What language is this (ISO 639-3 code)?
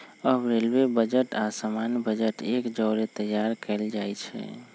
mag